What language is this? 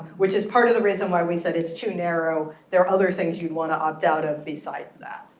English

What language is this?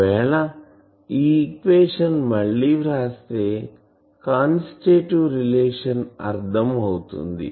Telugu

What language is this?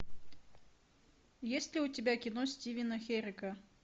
Russian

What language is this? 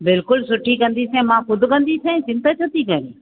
Sindhi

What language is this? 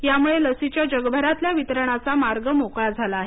Marathi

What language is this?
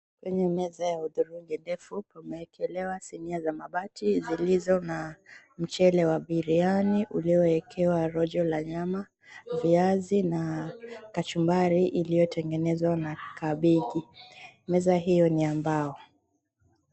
Swahili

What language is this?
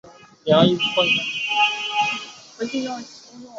Chinese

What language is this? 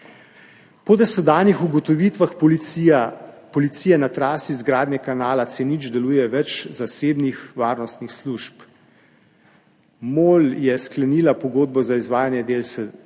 Slovenian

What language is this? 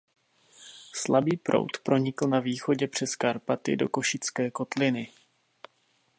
Czech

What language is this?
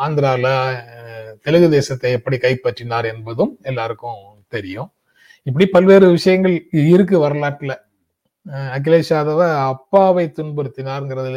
Tamil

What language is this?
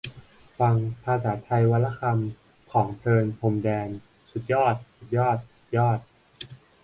Thai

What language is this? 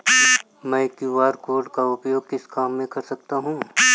Hindi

